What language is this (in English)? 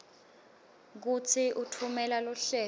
Swati